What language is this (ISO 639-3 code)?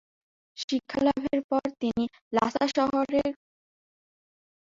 ben